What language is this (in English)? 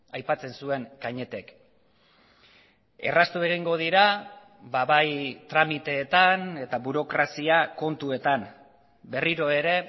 Basque